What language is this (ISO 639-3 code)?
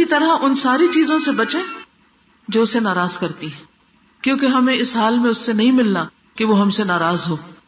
urd